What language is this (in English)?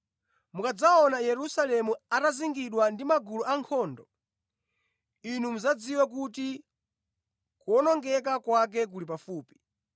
Nyanja